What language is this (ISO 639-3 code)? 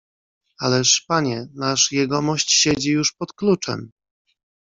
pol